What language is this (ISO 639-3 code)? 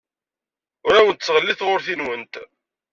kab